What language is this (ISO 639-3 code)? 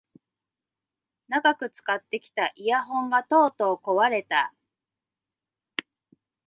jpn